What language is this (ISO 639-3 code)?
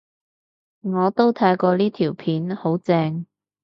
yue